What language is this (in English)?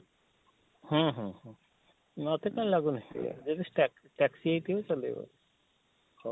Odia